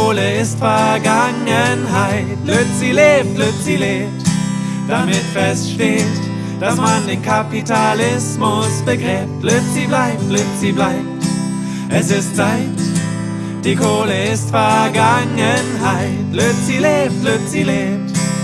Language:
German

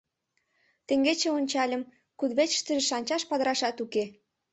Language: Mari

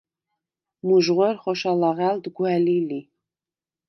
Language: Svan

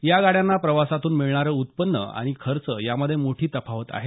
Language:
Marathi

